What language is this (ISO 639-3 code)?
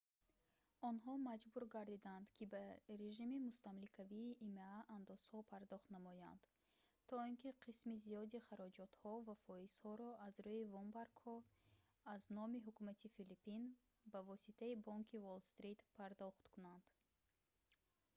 tgk